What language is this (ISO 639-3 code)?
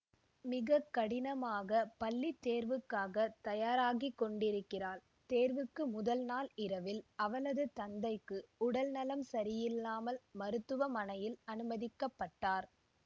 tam